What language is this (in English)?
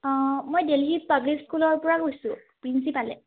Assamese